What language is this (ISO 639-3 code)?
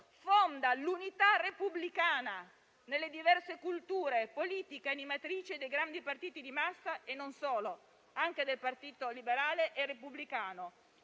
ita